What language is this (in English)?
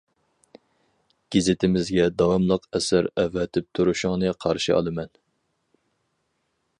Uyghur